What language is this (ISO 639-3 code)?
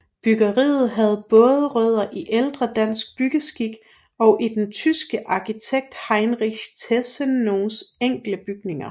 dan